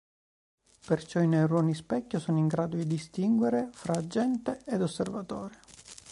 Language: Italian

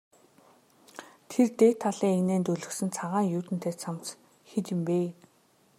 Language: Mongolian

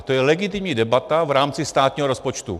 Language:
Czech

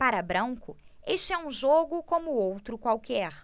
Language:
Portuguese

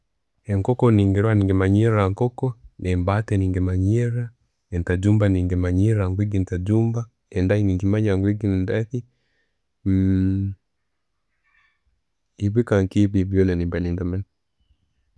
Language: Tooro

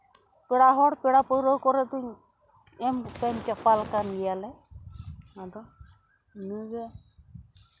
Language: Santali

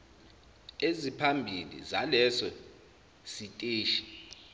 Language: Zulu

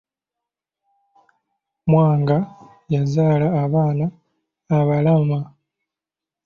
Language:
Ganda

